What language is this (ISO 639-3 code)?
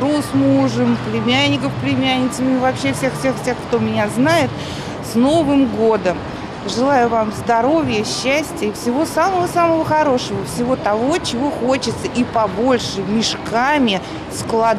rus